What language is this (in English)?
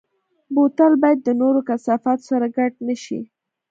Pashto